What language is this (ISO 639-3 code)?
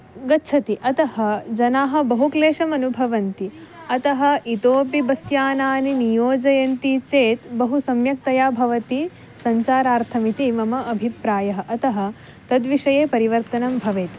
san